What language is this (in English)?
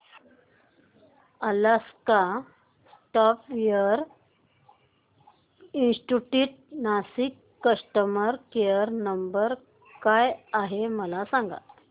Marathi